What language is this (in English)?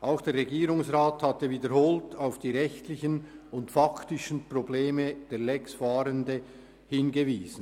Swiss German